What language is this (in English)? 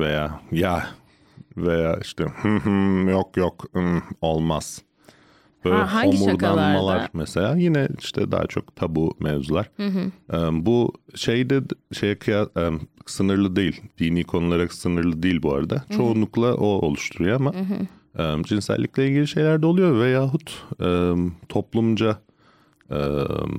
Turkish